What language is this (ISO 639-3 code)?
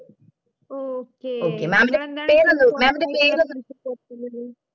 mal